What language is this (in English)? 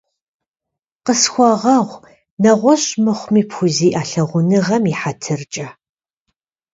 Kabardian